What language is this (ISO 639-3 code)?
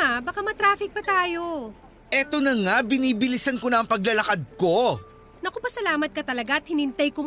fil